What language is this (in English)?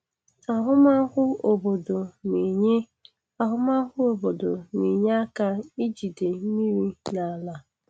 Igbo